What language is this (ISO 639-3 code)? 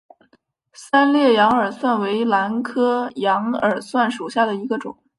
zho